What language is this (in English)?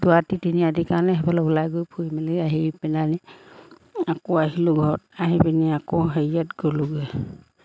Assamese